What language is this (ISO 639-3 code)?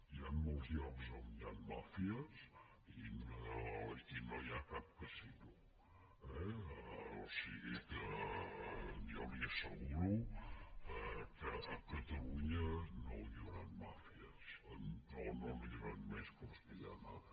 cat